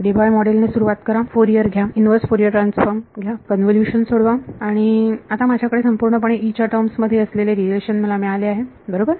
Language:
Marathi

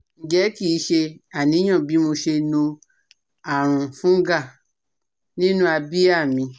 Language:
Yoruba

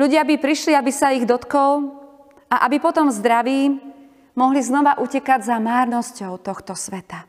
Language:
Slovak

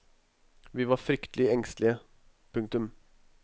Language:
Norwegian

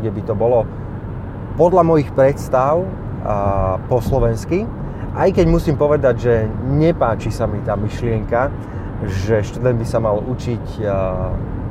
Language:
Slovak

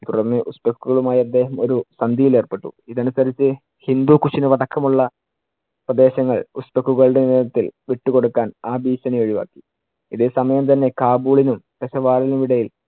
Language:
Malayalam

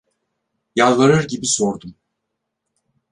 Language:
Turkish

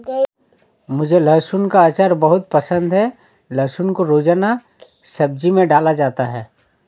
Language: Hindi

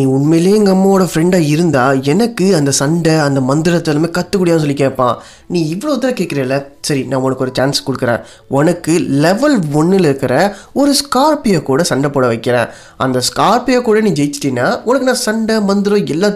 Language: Tamil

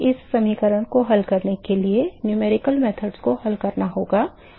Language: Hindi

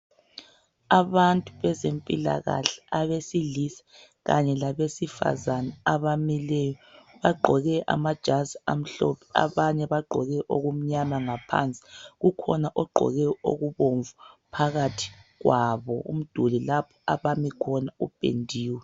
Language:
North Ndebele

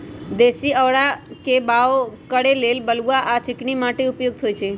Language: Magahi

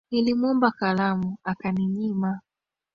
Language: Swahili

